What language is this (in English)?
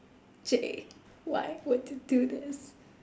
English